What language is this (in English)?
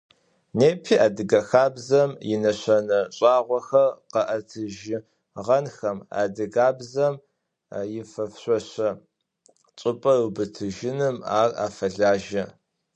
Adyghe